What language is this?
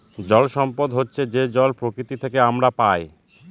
Bangla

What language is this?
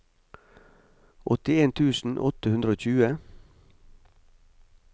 Norwegian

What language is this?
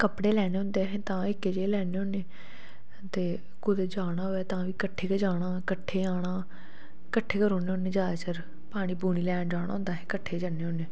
Dogri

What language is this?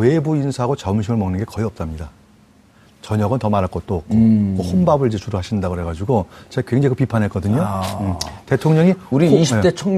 Korean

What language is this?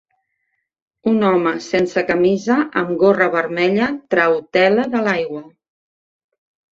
Catalan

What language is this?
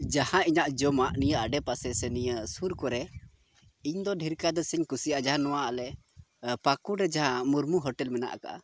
Santali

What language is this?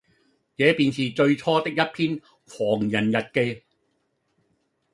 Cantonese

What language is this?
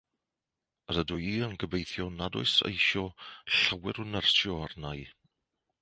Welsh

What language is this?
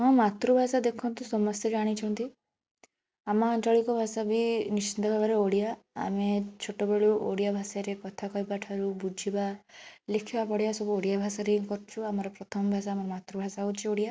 Odia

